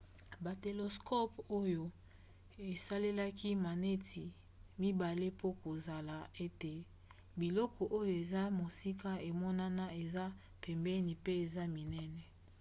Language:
Lingala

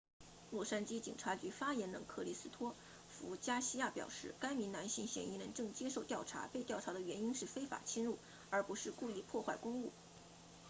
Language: Chinese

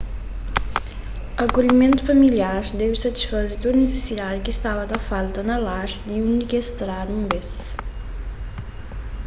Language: Kabuverdianu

